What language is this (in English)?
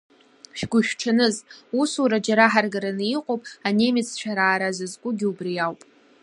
Abkhazian